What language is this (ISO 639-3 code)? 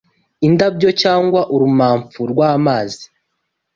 kin